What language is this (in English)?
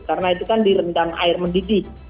Indonesian